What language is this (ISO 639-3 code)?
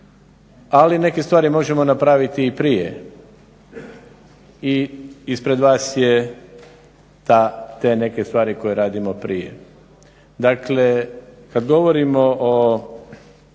hrv